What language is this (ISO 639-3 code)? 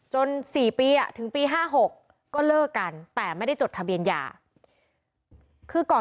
tha